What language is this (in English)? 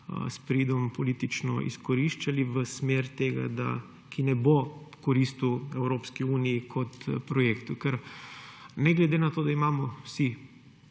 Slovenian